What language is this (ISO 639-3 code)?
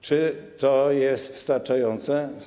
pol